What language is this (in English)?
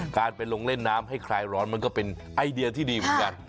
Thai